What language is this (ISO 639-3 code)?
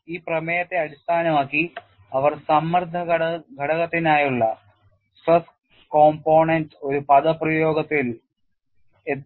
mal